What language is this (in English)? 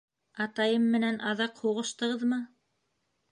Bashkir